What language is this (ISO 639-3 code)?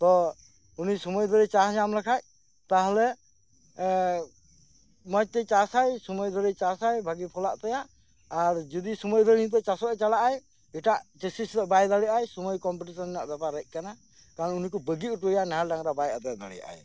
sat